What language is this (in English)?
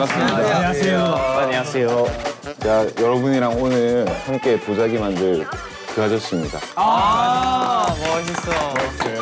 Korean